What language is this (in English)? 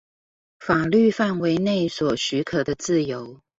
Chinese